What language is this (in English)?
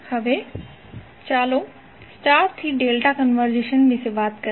Gujarati